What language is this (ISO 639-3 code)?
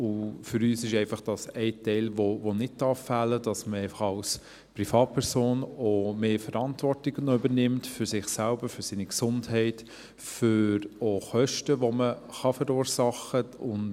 gsw